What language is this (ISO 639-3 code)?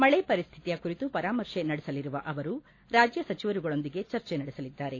kan